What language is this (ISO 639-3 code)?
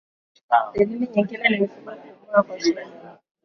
swa